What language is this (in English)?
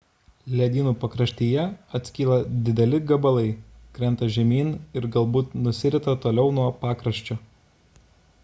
Lithuanian